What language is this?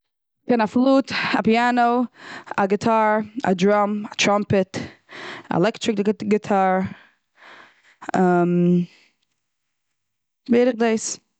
Yiddish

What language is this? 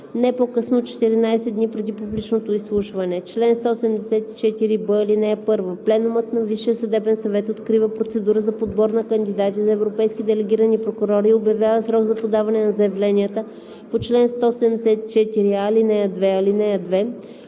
Bulgarian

